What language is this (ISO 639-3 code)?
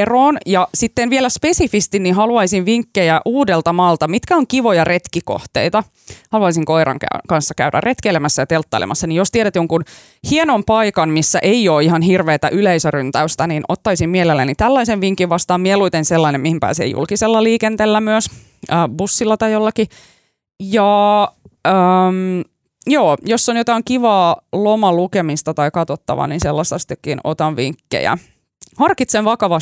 fin